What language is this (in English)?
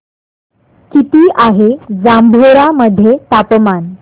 Marathi